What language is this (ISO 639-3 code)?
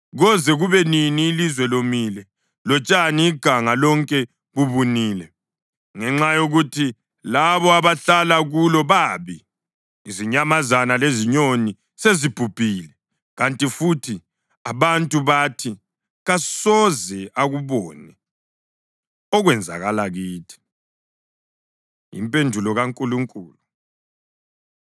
nde